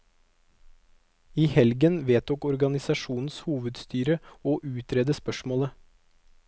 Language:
Norwegian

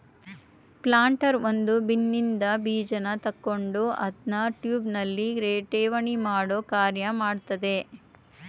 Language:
Kannada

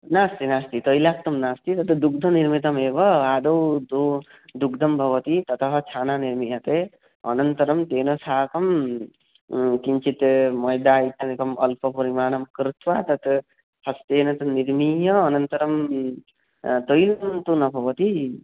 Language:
Sanskrit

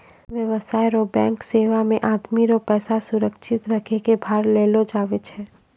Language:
Maithili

